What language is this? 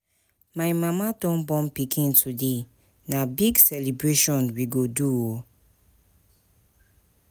Nigerian Pidgin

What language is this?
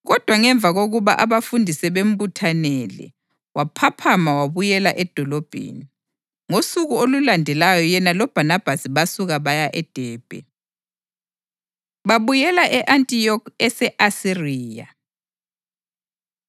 North Ndebele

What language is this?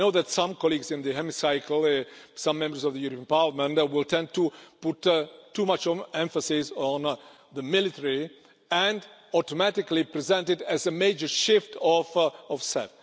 English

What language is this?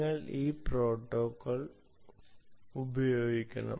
Malayalam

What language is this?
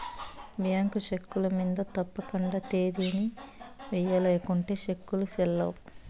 Telugu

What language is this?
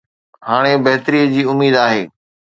Sindhi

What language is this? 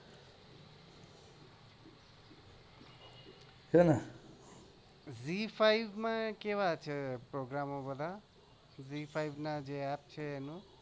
Gujarati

